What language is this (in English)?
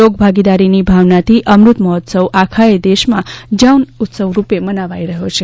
Gujarati